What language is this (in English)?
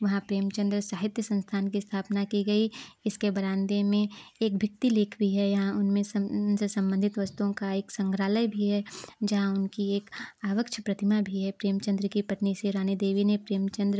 Hindi